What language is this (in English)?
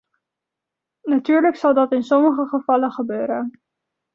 Dutch